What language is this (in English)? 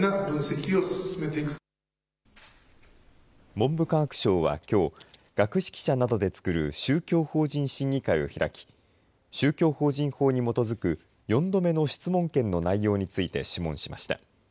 Japanese